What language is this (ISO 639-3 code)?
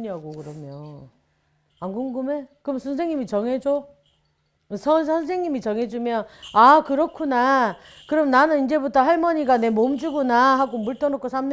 kor